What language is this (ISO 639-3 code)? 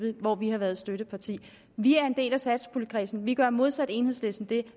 dan